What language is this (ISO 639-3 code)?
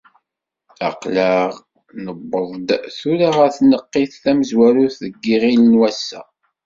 kab